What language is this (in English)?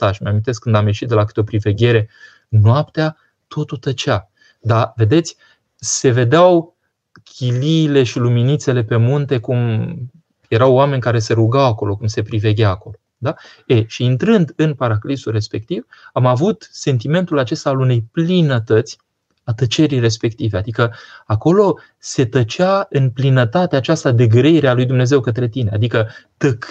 Romanian